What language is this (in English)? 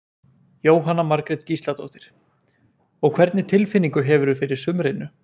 Icelandic